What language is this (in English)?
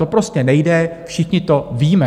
Czech